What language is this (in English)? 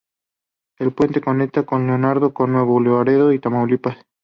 Spanish